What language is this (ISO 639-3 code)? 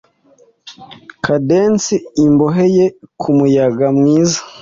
kin